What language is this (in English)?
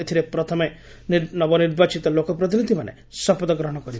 Odia